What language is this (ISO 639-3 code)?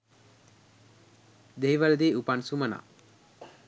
sin